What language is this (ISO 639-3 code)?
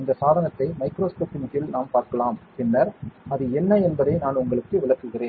tam